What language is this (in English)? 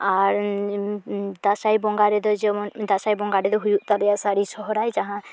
Santali